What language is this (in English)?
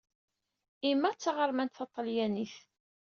Kabyle